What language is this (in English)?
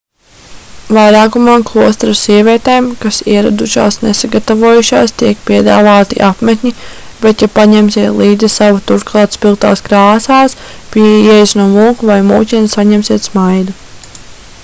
Latvian